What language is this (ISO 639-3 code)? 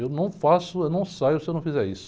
por